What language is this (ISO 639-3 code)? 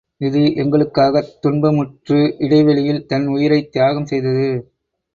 tam